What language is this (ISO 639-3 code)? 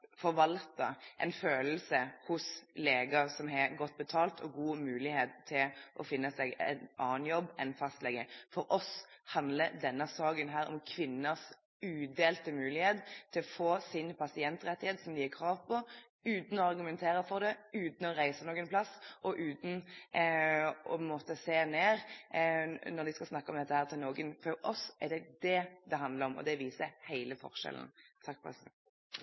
nob